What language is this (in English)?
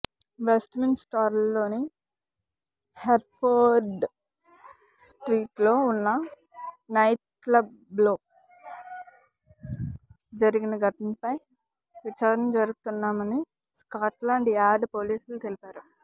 Telugu